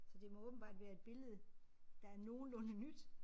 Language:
Danish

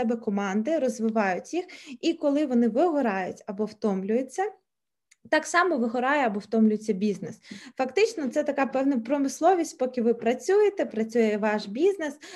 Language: Ukrainian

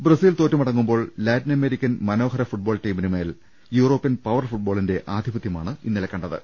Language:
Malayalam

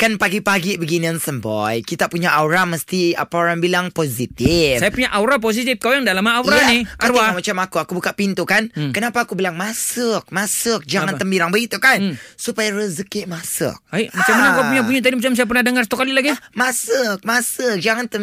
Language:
Malay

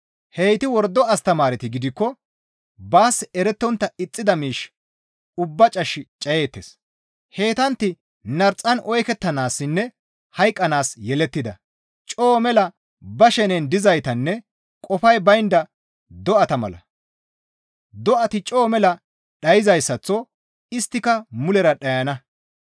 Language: Gamo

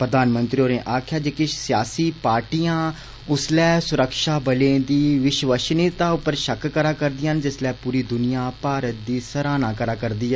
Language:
Dogri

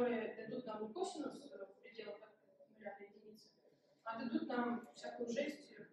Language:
Russian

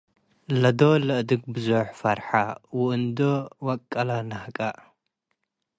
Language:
Tigre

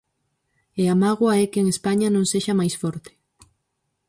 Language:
Galician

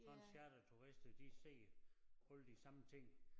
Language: Danish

